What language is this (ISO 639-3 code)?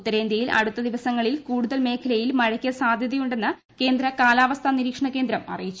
mal